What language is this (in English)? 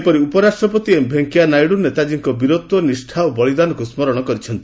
Odia